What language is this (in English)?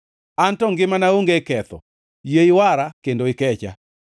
Luo (Kenya and Tanzania)